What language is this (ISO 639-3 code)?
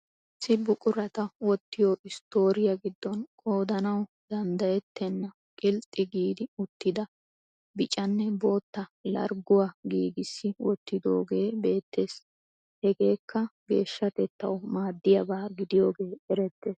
wal